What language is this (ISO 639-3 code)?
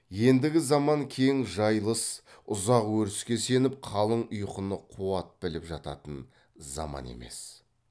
kaz